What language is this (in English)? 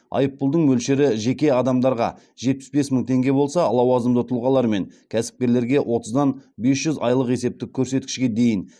Kazakh